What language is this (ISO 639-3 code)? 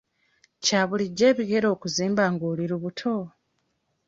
lug